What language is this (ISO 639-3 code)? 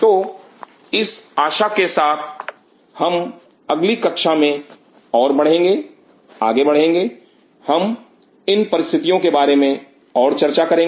hin